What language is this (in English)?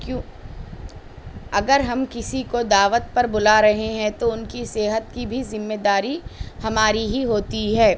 Urdu